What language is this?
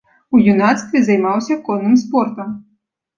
Belarusian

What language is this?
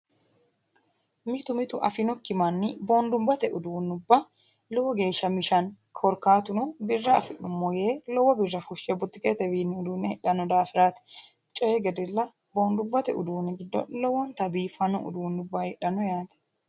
Sidamo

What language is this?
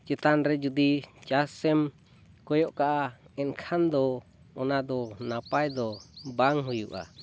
Santali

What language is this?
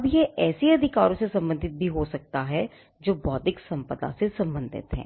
Hindi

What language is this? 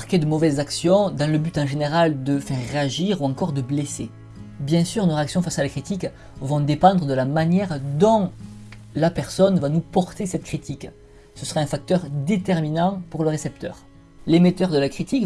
French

